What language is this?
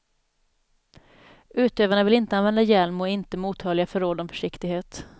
Swedish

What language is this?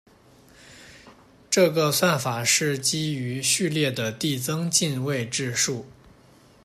Chinese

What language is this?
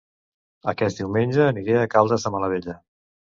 Catalan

